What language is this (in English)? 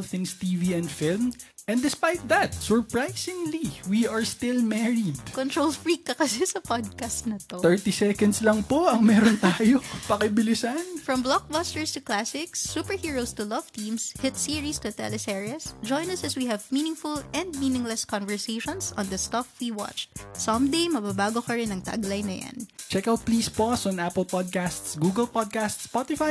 Filipino